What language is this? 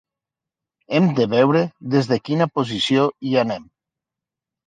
Catalan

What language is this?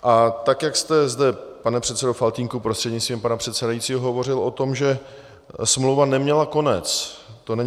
Czech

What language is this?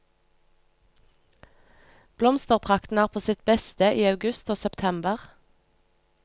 Norwegian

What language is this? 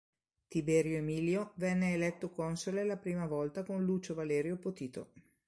Italian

